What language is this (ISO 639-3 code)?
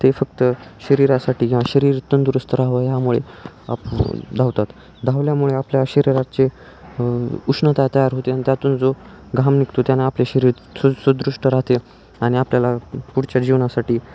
mar